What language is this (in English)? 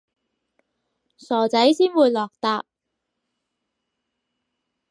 Cantonese